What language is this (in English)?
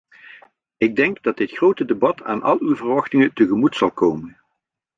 Dutch